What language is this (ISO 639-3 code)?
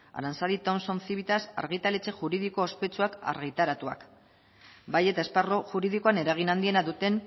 eus